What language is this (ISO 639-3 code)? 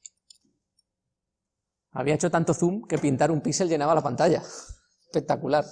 spa